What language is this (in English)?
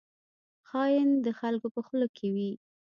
Pashto